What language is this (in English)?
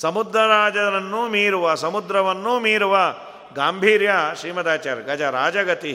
Kannada